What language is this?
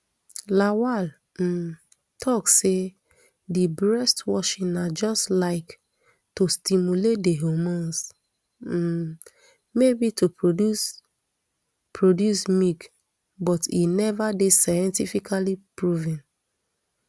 Nigerian Pidgin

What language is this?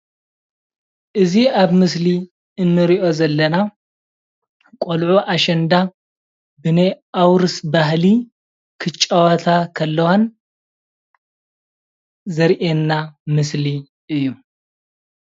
Tigrinya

